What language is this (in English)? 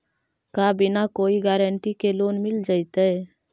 Magahi